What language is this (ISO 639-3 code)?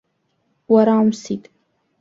abk